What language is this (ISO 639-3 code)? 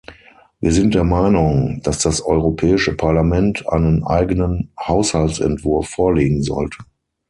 deu